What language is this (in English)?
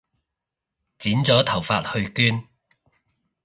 Cantonese